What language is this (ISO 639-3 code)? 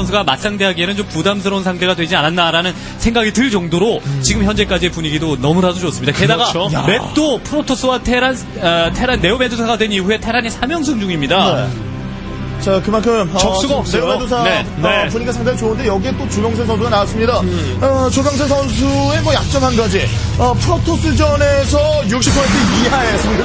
kor